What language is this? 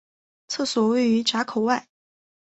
Chinese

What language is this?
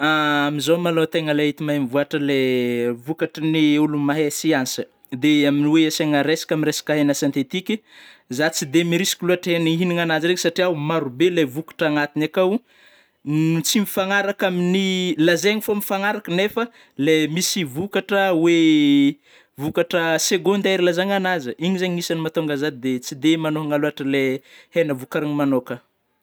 Northern Betsimisaraka Malagasy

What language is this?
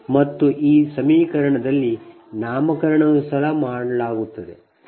Kannada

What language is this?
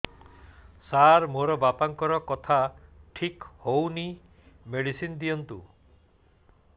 Odia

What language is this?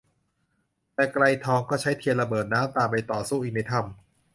Thai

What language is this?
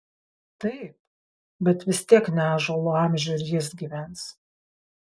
Lithuanian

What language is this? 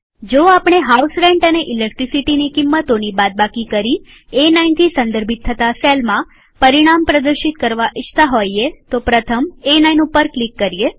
Gujarati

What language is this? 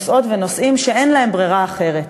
Hebrew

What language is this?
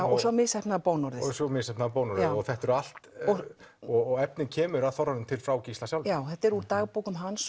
Icelandic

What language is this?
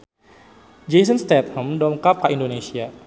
Sundanese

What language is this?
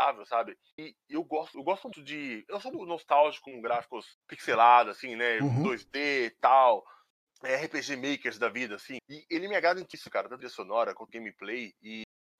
Portuguese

